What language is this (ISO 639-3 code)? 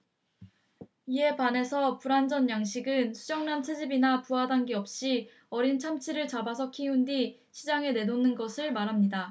kor